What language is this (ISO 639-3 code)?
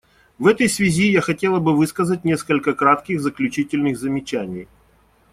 rus